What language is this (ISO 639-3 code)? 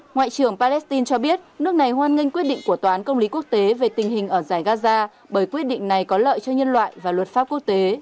vie